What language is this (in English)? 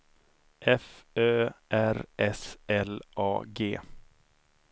Swedish